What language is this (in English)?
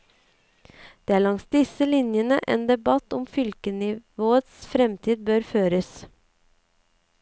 Norwegian